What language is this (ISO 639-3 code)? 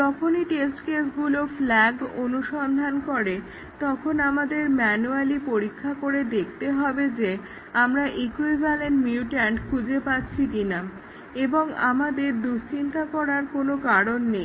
ben